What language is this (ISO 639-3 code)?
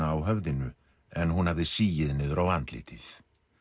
isl